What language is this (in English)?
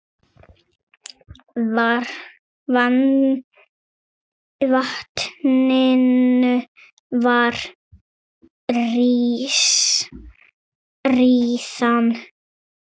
Icelandic